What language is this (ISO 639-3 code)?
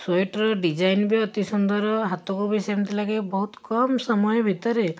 ori